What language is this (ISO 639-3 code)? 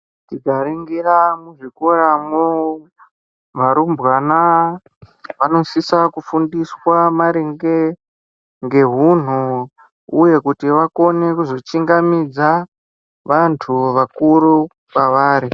ndc